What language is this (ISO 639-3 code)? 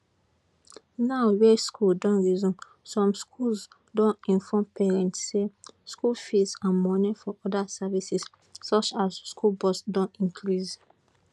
pcm